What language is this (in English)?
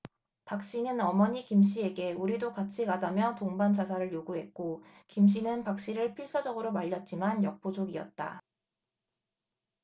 Korean